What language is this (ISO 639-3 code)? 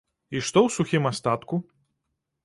bel